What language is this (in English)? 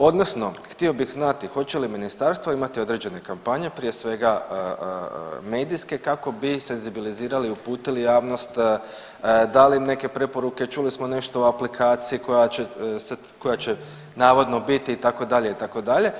Croatian